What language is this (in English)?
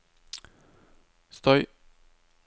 Norwegian